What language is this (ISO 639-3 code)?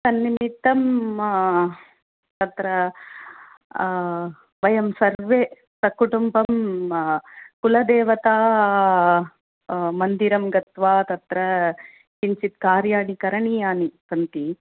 san